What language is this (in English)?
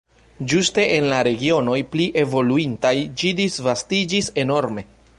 Esperanto